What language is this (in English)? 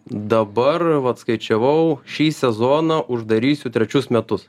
Lithuanian